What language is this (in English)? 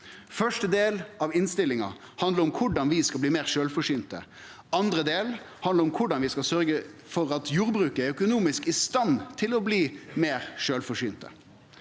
Norwegian